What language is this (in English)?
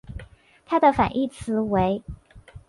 Chinese